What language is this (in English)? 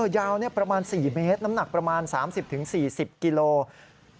Thai